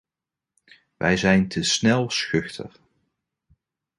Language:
Dutch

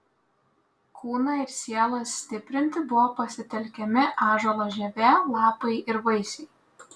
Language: Lithuanian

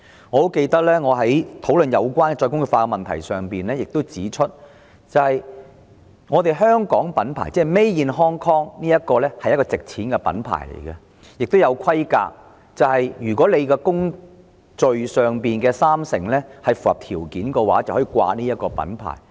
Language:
Cantonese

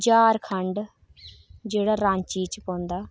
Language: Dogri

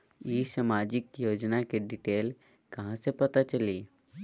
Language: Magahi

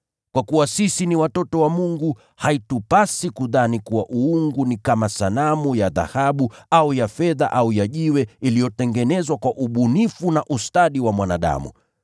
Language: Swahili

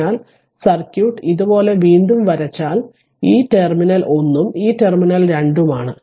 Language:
Malayalam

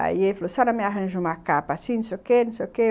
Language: Portuguese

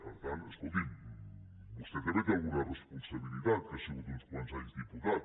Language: Catalan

